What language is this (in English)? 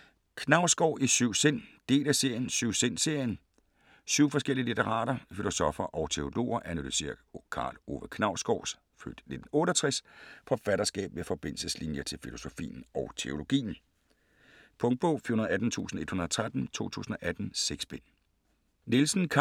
Danish